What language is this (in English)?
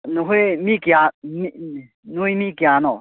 Manipuri